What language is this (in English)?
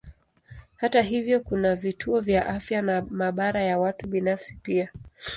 Swahili